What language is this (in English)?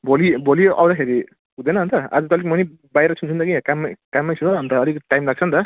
Nepali